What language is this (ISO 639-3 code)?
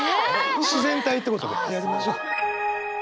jpn